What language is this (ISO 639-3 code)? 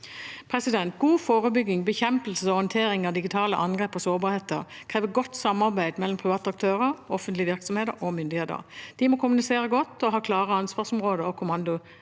nor